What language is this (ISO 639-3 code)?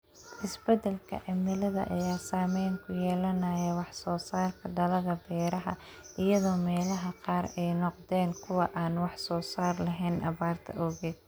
som